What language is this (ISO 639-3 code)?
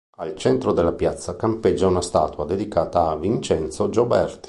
ita